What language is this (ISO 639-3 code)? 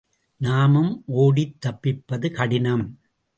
tam